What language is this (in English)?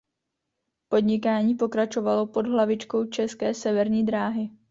Czech